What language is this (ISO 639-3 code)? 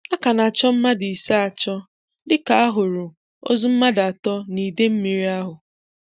ibo